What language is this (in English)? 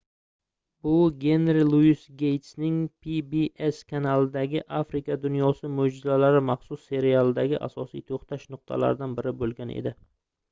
Uzbek